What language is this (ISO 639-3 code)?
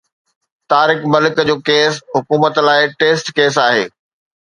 snd